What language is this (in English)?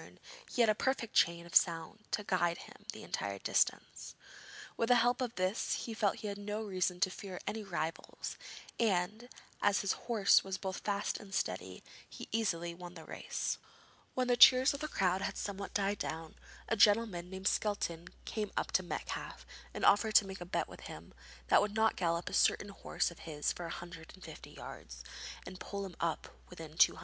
English